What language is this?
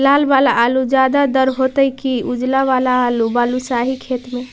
Magahi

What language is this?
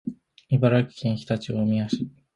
Japanese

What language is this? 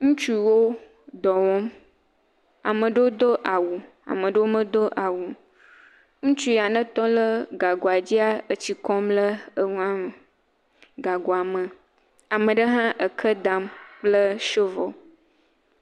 Ewe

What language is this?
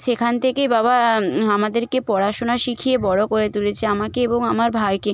Bangla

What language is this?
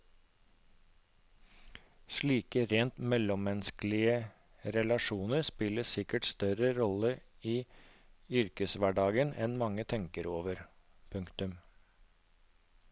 Norwegian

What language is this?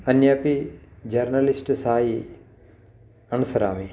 Sanskrit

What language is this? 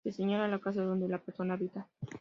Spanish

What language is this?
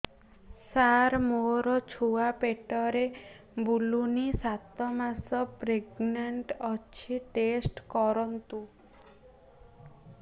Odia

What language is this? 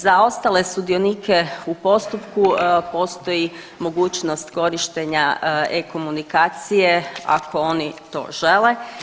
Croatian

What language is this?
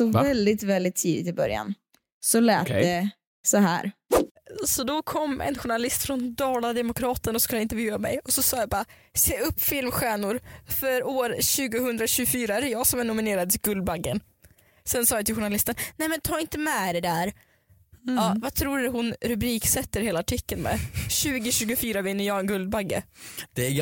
Swedish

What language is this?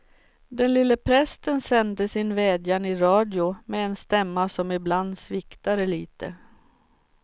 Swedish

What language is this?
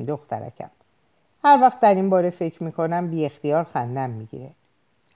Persian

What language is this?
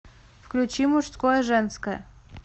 Russian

